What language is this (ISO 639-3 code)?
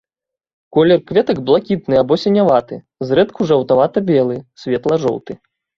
bel